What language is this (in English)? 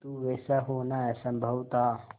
Hindi